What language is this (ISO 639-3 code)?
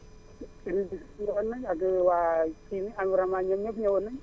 wol